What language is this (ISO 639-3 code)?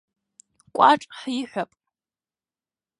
abk